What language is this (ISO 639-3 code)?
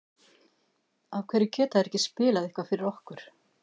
isl